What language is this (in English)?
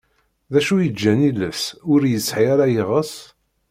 Kabyle